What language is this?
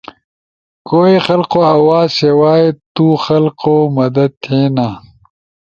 Ushojo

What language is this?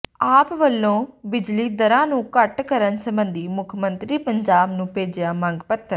Punjabi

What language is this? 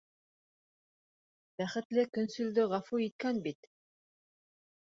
Bashkir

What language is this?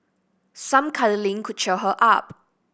English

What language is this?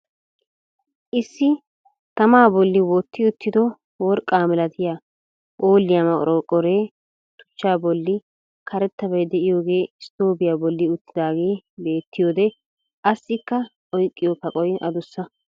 Wolaytta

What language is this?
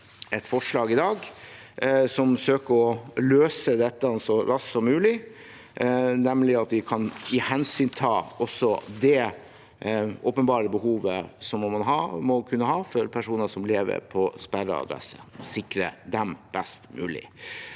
Norwegian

